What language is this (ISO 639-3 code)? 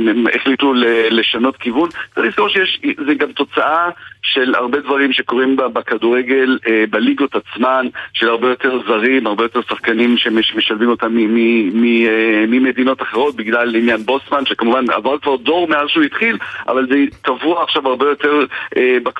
heb